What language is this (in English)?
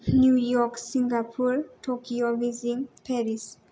Bodo